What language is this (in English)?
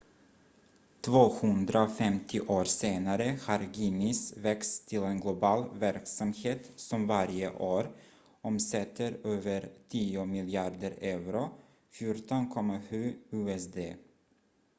Swedish